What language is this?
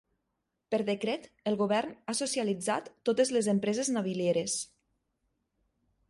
Catalan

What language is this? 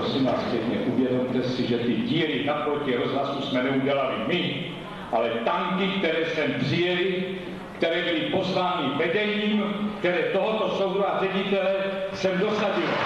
Czech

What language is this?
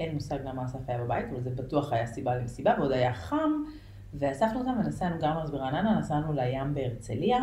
Hebrew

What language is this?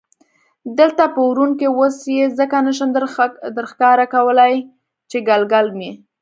Pashto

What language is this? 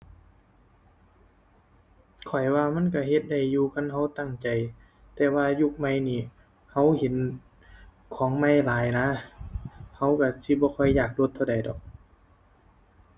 Thai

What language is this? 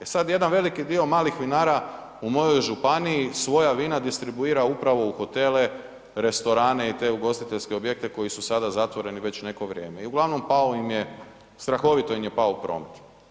Croatian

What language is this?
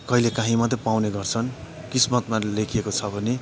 Nepali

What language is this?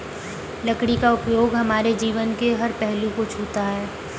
Hindi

